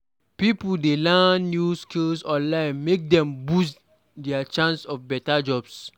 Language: Nigerian Pidgin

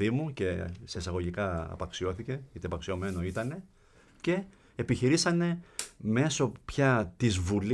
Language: Greek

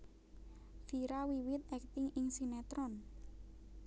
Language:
Javanese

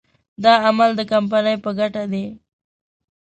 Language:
Pashto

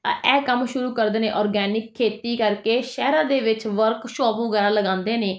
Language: Punjabi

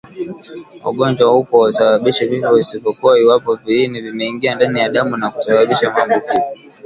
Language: Swahili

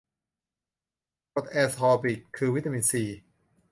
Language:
Thai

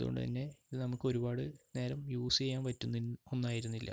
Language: Malayalam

